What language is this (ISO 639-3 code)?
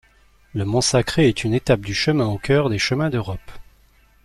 fra